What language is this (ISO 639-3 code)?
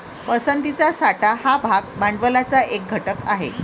mar